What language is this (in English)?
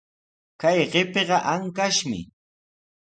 Sihuas Ancash Quechua